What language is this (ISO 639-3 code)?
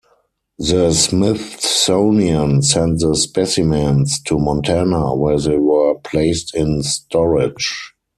eng